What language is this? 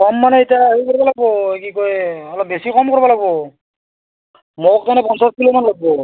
Assamese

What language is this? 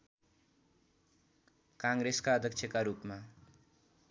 Nepali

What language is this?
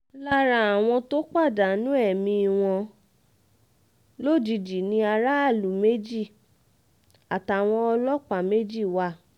Yoruba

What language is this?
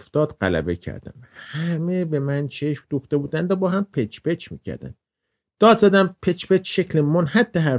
Persian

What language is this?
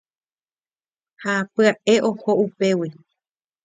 Guarani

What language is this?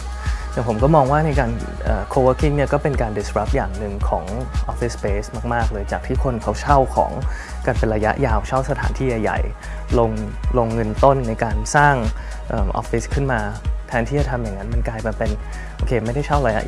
Thai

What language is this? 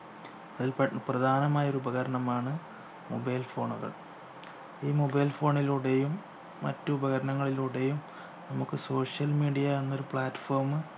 Malayalam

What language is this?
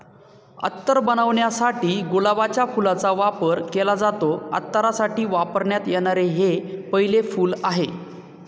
Marathi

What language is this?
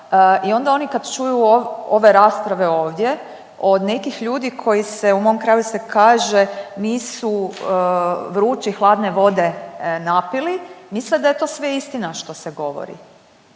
Croatian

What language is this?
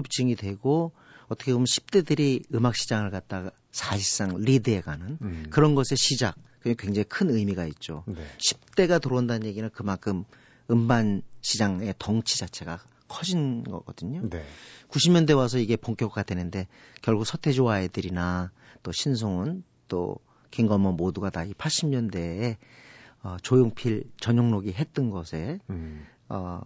Korean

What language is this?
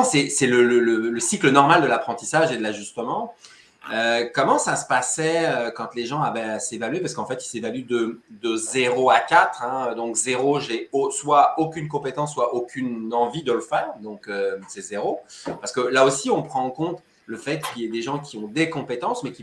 French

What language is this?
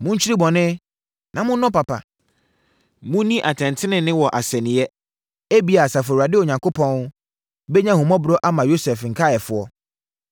Akan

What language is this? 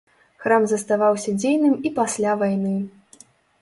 Belarusian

